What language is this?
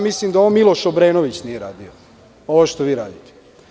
Serbian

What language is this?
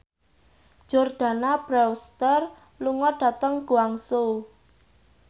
Javanese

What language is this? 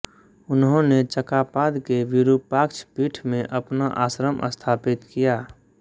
Hindi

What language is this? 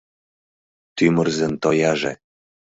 Mari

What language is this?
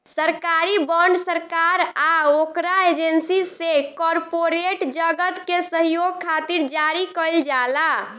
Bhojpuri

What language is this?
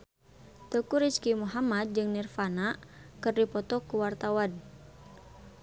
Sundanese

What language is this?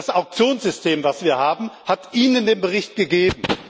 German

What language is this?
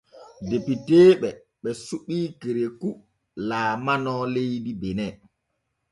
Borgu Fulfulde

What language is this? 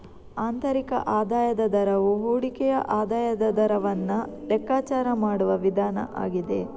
Kannada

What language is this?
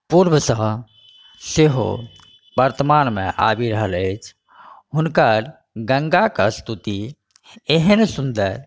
Maithili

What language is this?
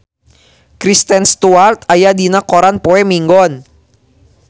Sundanese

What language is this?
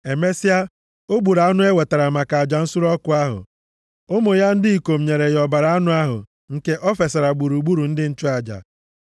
Igbo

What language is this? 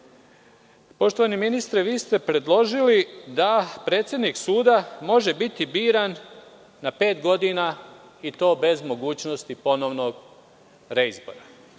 Serbian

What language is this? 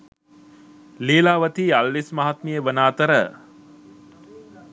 Sinhala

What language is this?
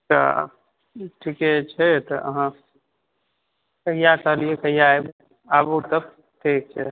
Maithili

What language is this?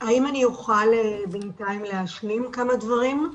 Hebrew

